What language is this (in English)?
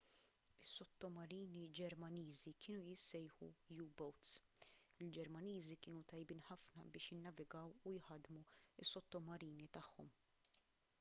Maltese